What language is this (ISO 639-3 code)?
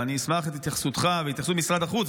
heb